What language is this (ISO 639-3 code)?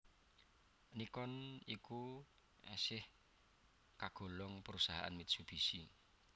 jav